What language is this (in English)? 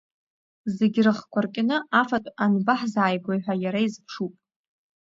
Abkhazian